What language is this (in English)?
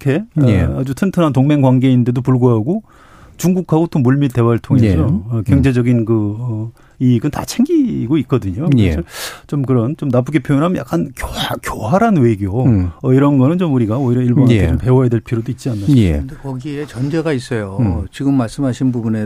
Korean